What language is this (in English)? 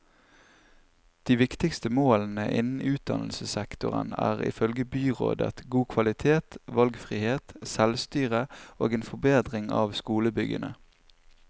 Norwegian